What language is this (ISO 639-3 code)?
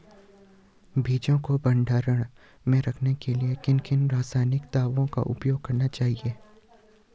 hin